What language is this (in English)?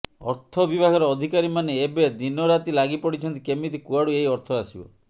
Odia